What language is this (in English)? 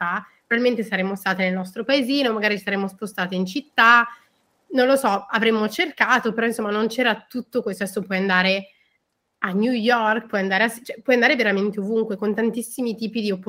Italian